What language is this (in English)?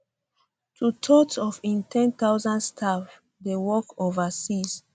Nigerian Pidgin